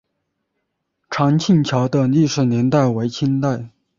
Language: Chinese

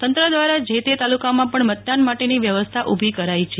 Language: Gujarati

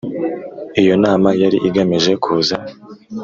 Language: Kinyarwanda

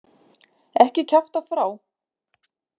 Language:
Icelandic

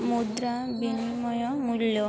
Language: Odia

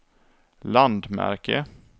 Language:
Swedish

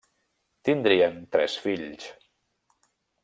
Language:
Catalan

